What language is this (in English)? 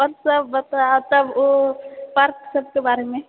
Maithili